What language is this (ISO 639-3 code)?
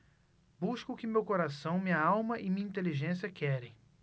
por